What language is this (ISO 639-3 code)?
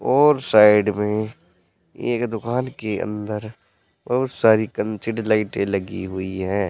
hin